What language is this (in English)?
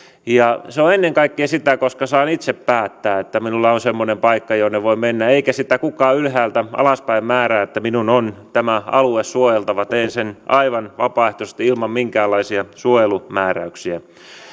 Finnish